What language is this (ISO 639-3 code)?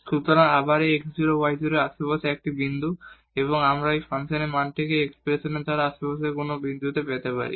ben